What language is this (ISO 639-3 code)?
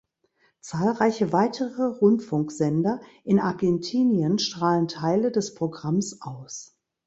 deu